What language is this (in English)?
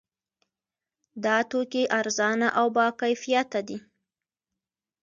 Pashto